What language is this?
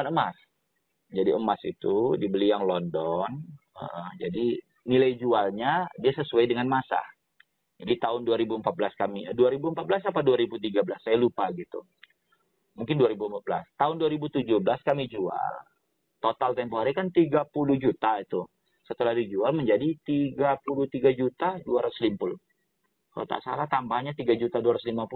Indonesian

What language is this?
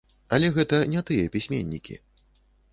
Belarusian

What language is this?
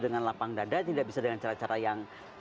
Indonesian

